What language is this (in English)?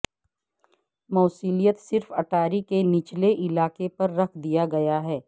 Urdu